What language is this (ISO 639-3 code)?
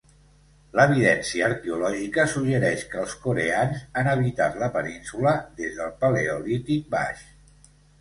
cat